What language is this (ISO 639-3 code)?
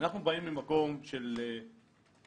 heb